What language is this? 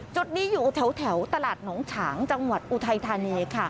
Thai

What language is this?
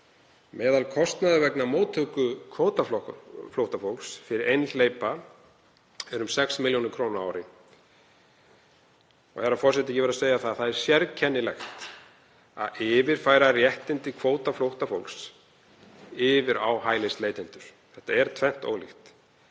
Icelandic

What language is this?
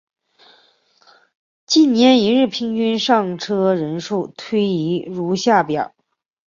Chinese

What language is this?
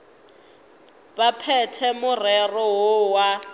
Northern Sotho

